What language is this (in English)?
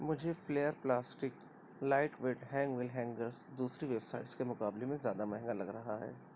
Urdu